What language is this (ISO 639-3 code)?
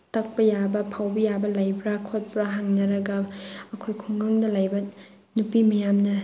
mni